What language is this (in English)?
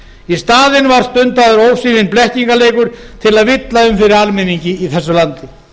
Icelandic